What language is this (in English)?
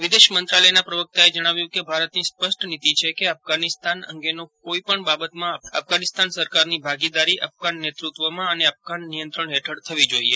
Gujarati